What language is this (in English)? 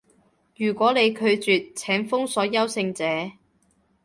Cantonese